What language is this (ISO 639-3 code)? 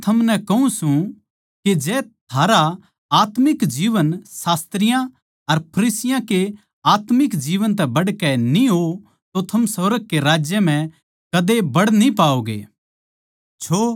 bgc